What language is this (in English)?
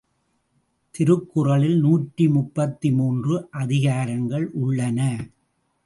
Tamil